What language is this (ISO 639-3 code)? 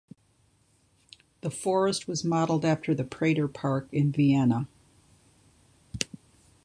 eng